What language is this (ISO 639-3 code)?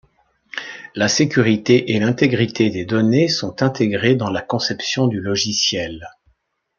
fra